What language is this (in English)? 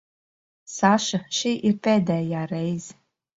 Latvian